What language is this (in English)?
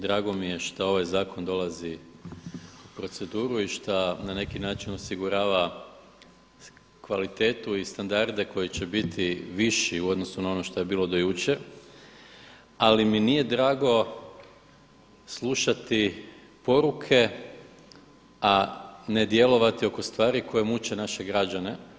Croatian